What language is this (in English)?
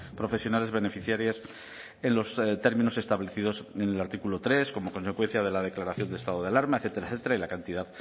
Spanish